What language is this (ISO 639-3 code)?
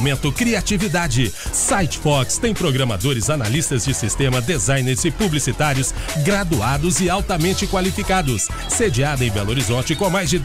por